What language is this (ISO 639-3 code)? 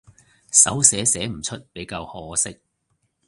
yue